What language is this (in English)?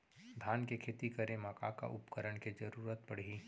Chhattisgarhi